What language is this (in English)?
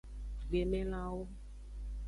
Aja (Benin)